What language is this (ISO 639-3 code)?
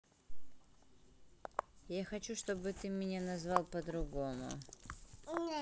rus